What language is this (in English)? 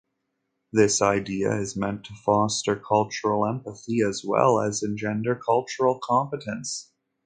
English